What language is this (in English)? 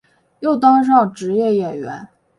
Chinese